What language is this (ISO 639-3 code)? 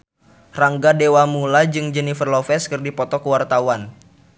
sun